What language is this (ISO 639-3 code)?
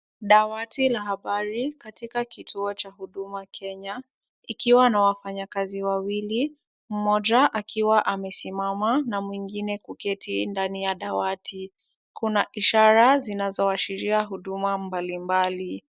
swa